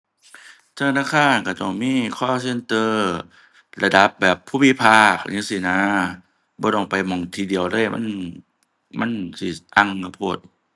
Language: Thai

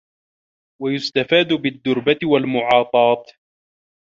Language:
Arabic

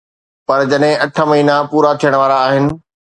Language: Sindhi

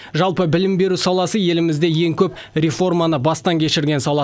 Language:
Kazakh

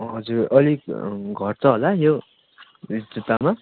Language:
Nepali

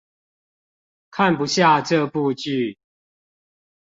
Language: Chinese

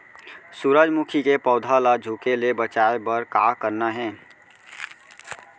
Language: Chhattisgarhi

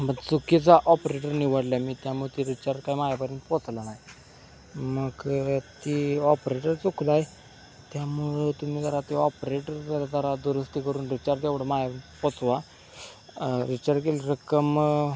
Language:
Marathi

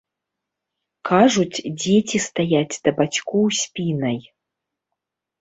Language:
Belarusian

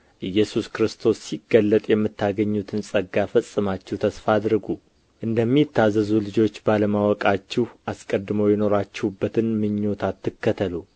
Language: Amharic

